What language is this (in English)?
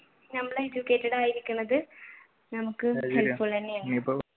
Malayalam